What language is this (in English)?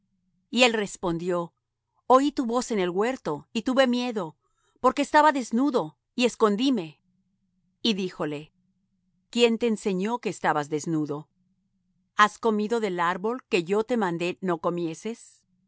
Spanish